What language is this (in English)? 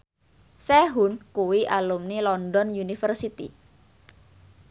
Javanese